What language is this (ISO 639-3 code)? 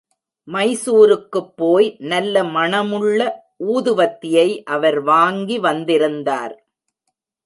tam